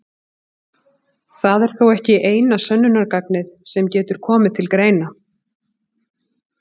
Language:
Icelandic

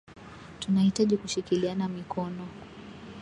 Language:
Swahili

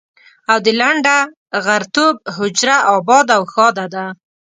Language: Pashto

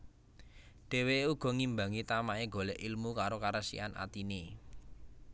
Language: Javanese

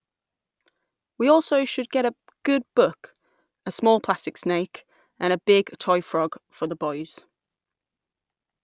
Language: English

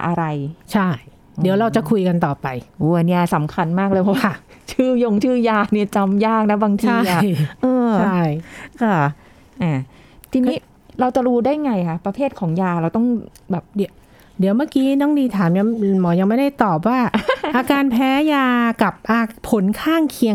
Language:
Thai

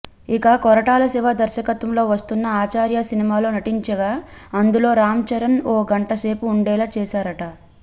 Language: Telugu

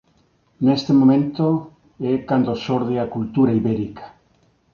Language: Galician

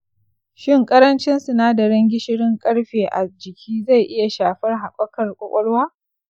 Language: Hausa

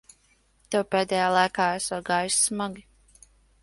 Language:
Latvian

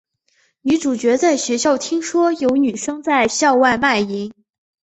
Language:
Chinese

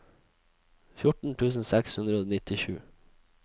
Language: Norwegian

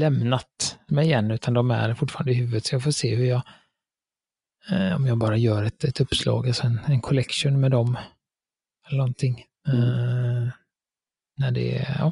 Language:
Swedish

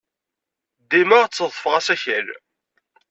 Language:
Kabyle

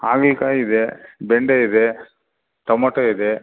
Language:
Kannada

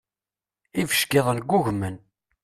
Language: Kabyle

